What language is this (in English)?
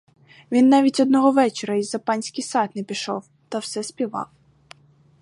Ukrainian